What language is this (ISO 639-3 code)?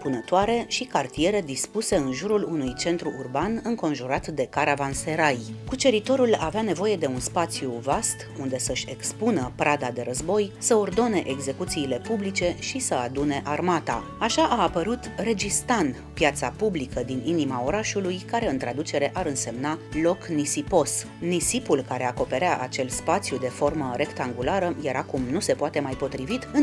ron